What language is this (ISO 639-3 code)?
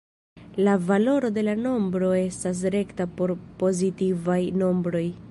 epo